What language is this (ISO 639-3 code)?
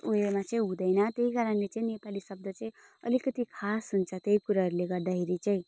nep